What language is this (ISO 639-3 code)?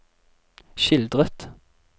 nor